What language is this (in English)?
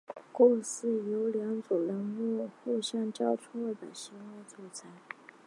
Chinese